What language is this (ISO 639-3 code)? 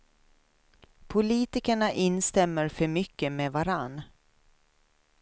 swe